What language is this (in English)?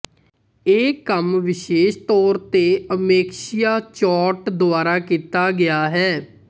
Punjabi